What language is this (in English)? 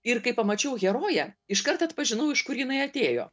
Lithuanian